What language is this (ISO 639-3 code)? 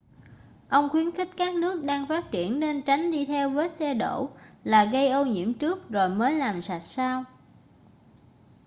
vie